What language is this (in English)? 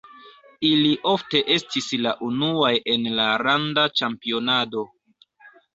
Esperanto